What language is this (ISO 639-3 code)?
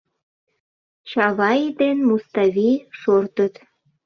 chm